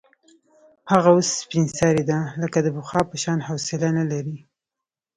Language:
Pashto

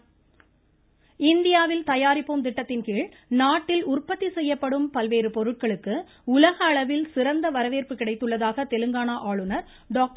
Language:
Tamil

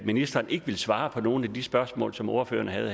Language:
Danish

